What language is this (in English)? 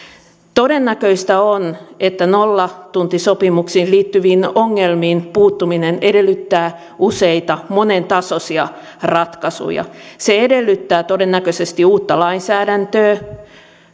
Finnish